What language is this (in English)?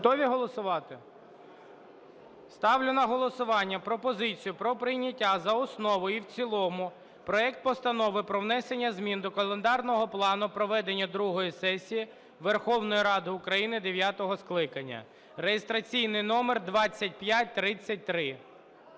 Ukrainian